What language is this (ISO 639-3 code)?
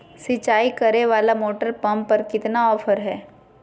mag